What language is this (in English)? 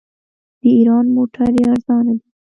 Pashto